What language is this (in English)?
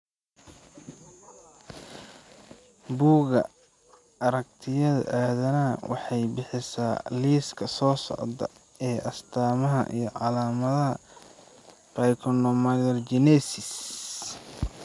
Somali